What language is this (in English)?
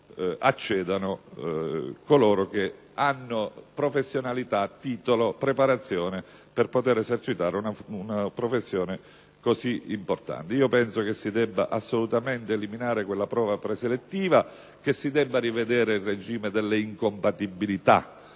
Italian